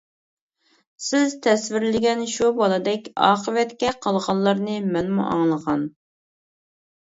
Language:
Uyghur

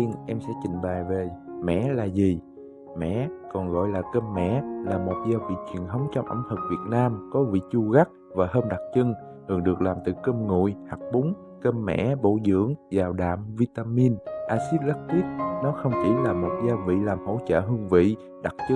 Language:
Vietnamese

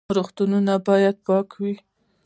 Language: Pashto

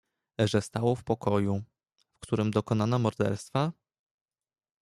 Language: Polish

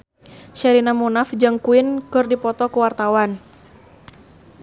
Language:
Sundanese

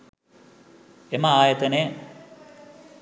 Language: Sinhala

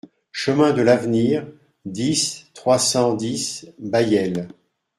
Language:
French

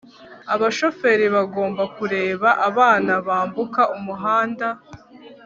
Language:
Kinyarwanda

